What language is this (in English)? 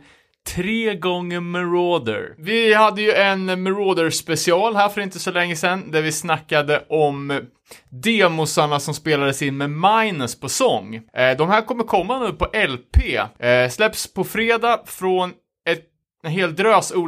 Swedish